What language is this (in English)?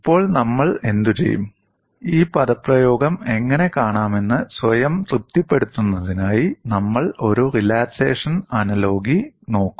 Malayalam